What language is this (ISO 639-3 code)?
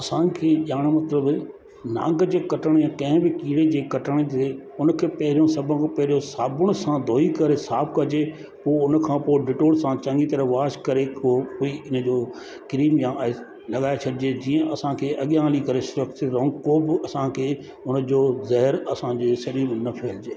snd